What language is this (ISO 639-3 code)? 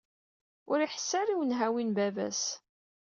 kab